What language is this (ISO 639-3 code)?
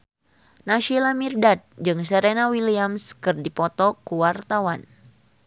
sun